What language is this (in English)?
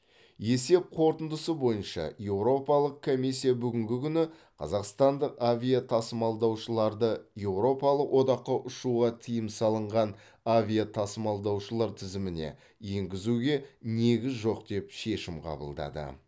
Kazakh